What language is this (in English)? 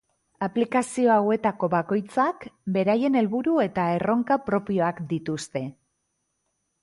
Basque